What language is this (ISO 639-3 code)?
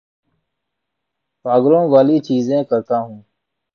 urd